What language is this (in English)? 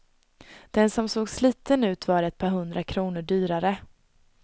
Swedish